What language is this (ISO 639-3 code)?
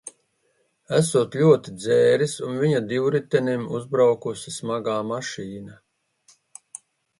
lav